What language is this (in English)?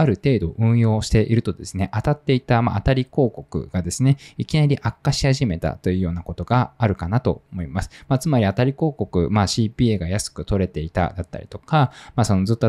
Japanese